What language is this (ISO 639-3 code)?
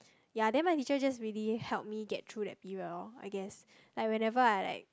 eng